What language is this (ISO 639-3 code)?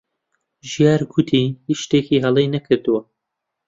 ckb